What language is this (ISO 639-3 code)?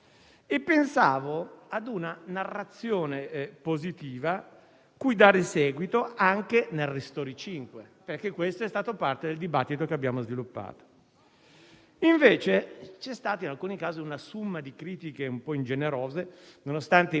ita